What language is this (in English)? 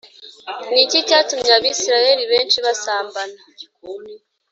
Kinyarwanda